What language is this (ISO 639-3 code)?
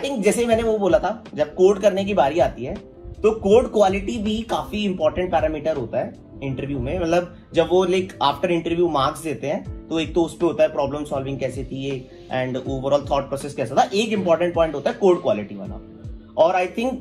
hin